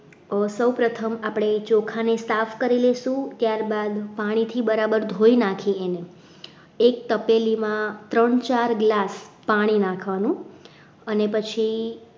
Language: Gujarati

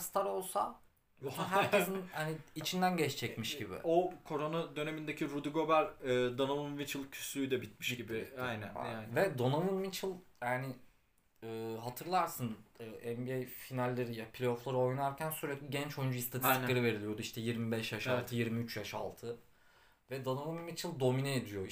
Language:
Turkish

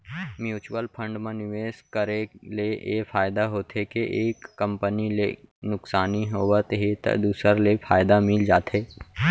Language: Chhattisgarhi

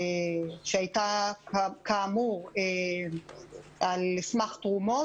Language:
Hebrew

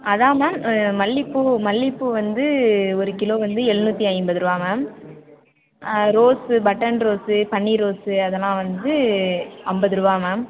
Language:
Tamil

